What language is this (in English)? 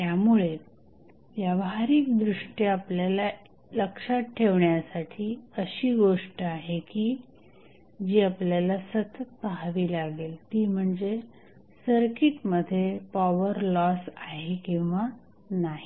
Marathi